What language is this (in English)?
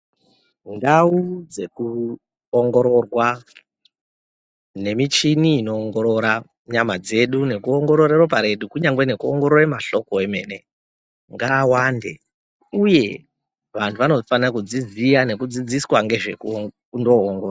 Ndau